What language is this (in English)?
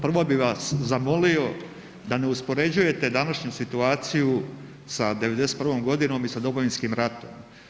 Croatian